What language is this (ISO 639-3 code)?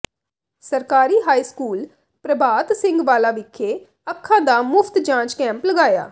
pan